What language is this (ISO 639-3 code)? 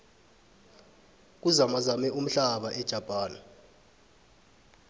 nbl